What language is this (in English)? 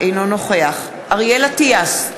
Hebrew